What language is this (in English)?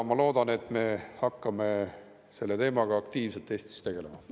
Estonian